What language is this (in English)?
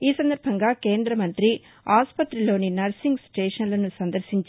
Telugu